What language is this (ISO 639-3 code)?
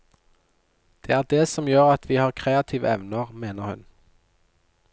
nor